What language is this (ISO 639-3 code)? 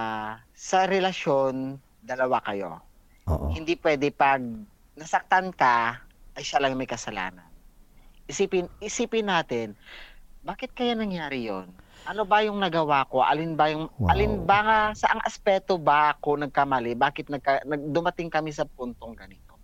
fil